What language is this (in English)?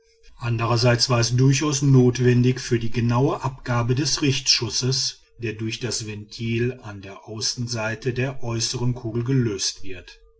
German